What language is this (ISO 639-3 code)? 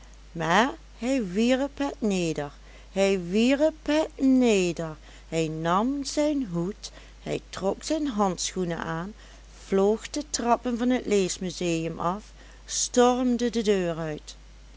nld